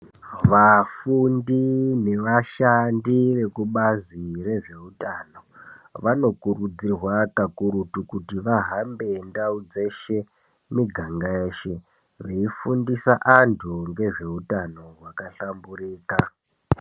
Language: Ndau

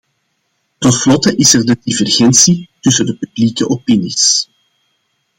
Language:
Dutch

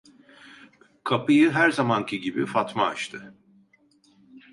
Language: Turkish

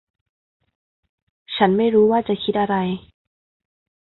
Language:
Thai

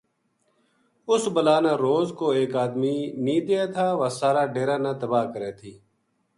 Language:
Gujari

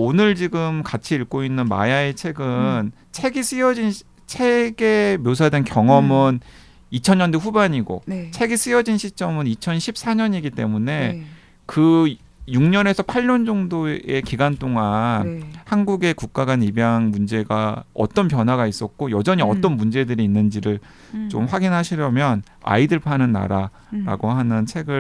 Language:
Korean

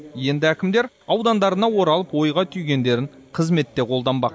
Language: Kazakh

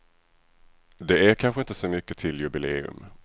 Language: Swedish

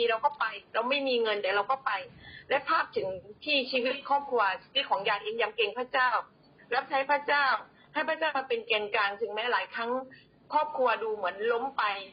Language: Thai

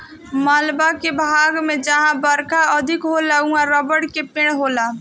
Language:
Bhojpuri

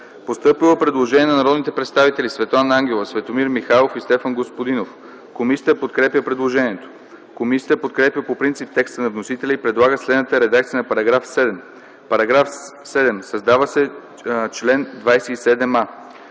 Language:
Bulgarian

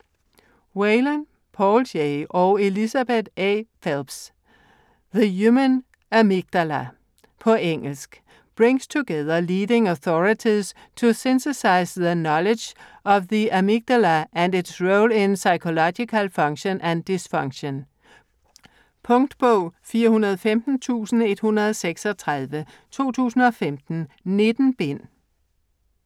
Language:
Danish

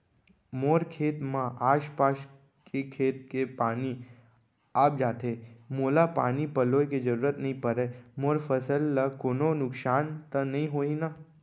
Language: Chhattisgarhi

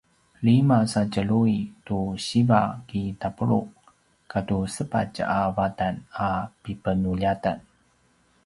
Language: Paiwan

